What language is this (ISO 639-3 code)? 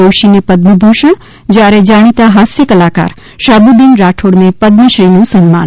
guj